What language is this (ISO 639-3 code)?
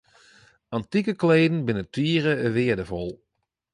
fry